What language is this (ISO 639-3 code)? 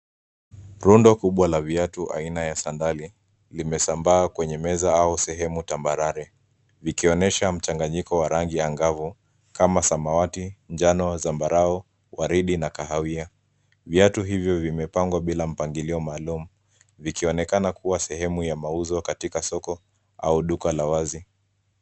swa